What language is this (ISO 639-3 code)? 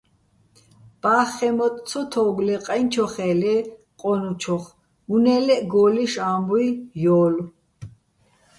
bbl